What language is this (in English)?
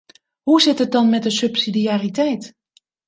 Dutch